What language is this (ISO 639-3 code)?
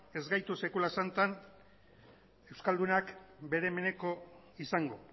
eus